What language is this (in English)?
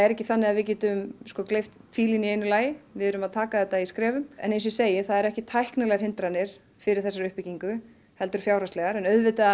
Icelandic